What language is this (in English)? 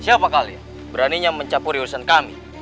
Indonesian